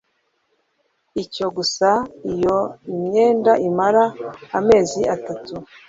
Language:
Kinyarwanda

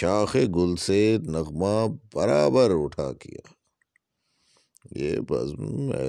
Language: Urdu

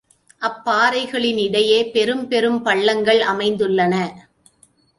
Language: Tamil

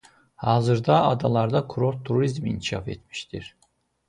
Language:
Azerbaijani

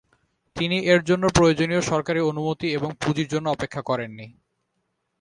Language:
Bangla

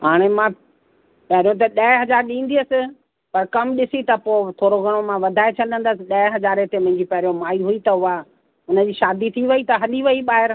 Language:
Sindhi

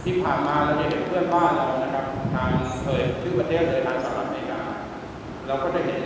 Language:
Thai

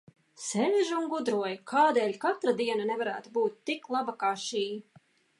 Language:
Latvian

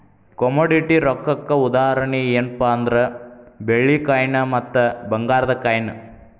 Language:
Kannada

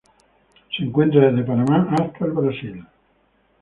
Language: Spanish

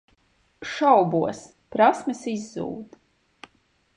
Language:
Latvian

